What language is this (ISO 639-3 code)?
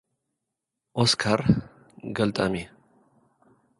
tir